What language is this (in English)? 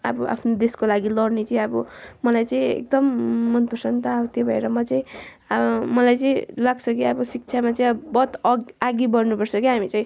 Nepali